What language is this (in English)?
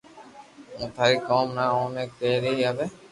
Loarki